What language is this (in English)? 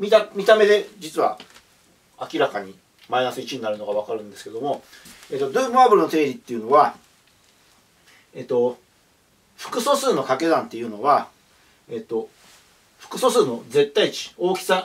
Japanese